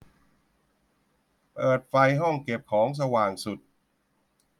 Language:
Thai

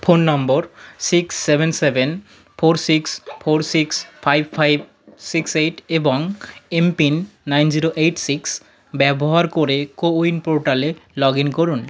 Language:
Bangla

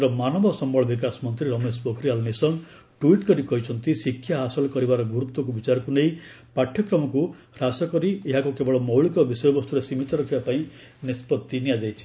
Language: Odia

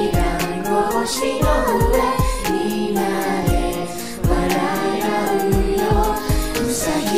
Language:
Indonesian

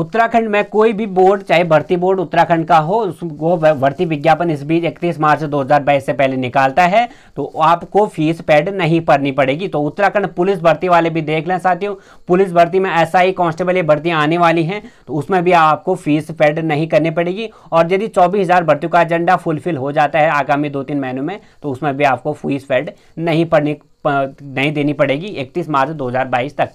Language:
Hindi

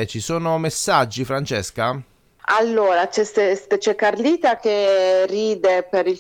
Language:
Italian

